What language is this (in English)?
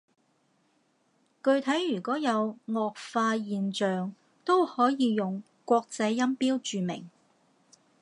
Cantonese